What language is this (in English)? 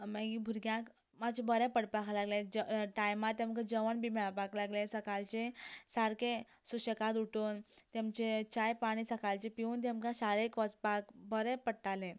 Konkani